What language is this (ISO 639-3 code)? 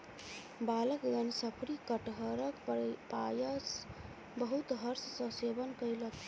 mai